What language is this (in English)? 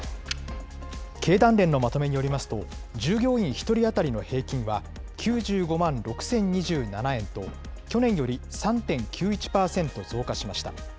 Japanese